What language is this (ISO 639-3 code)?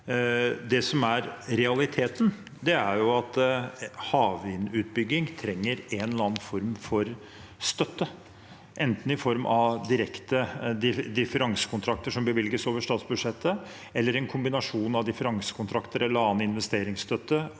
nor